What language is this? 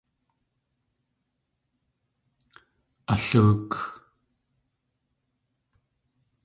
Tlingit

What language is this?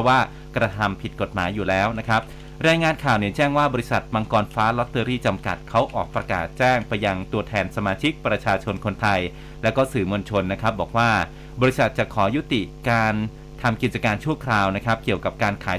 Thai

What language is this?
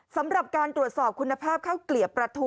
Thai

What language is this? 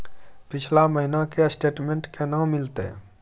Maithili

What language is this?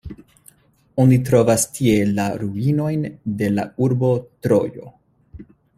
Esperanto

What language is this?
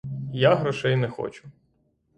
Ukrainian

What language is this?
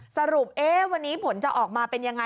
Thai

